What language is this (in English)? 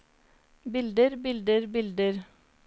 Norwegian